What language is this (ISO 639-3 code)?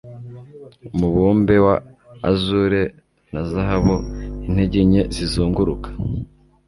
kin